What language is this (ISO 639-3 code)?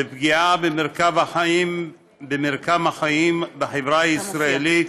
heb